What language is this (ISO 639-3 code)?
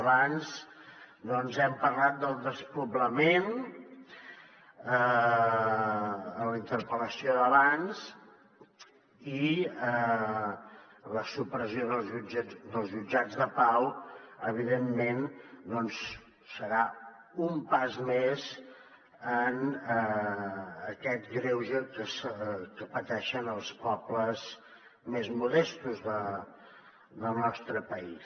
cat